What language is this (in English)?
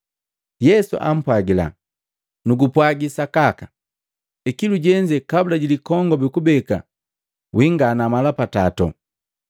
Matengo